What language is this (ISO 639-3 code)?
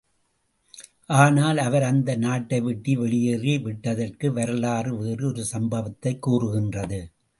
tam